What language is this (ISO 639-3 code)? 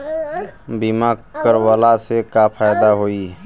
bho